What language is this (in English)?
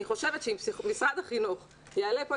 Hebrew